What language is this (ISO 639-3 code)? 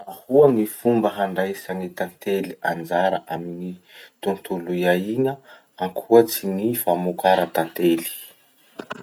msh